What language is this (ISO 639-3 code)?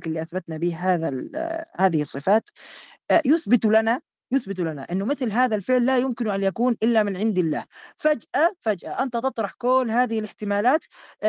ara